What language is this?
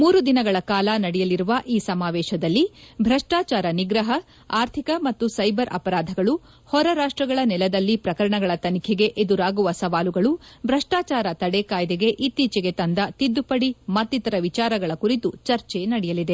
Kannada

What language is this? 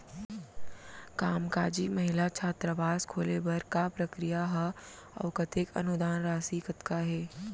Chhattisgarhi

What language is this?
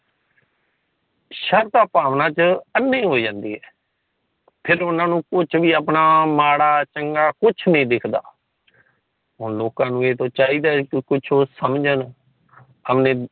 Punjabi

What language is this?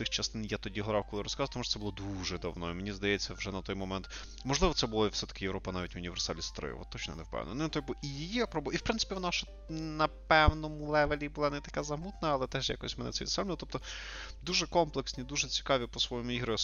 Ukrainian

